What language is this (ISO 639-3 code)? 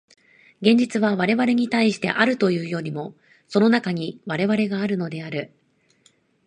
jpn